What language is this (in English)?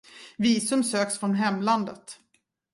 Swedish